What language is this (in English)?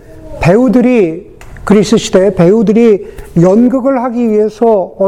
Korean